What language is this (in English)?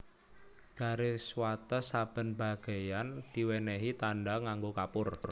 Javanese